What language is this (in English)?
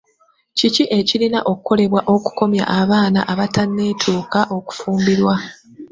Ganda